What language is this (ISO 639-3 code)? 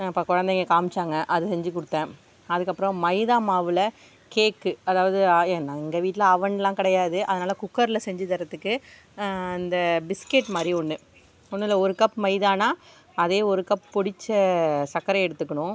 tam